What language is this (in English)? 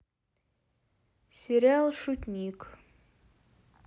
Russian